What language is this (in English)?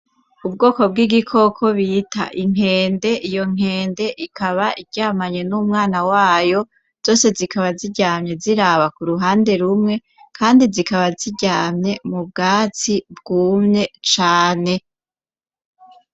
Rundi